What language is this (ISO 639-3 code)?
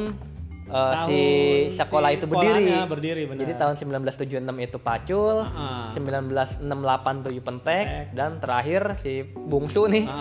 ind